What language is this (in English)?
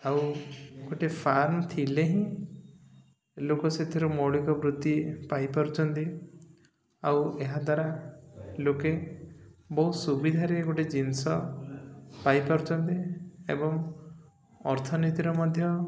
Odia